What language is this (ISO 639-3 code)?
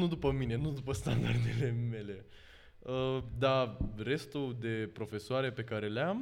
ron